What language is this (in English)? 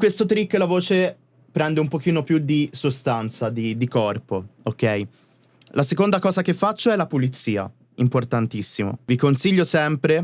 Italian